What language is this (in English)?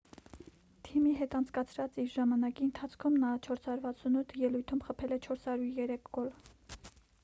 Armenian